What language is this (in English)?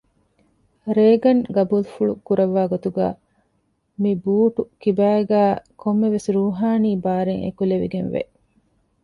Divehi